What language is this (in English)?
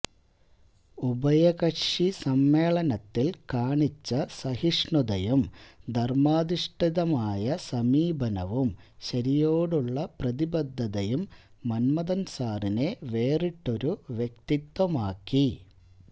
Malayalam